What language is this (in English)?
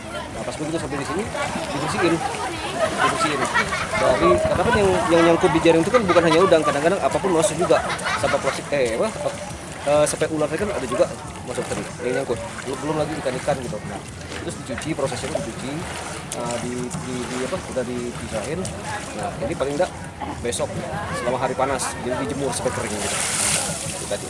Indonesian